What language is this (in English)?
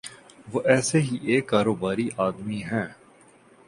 Urdu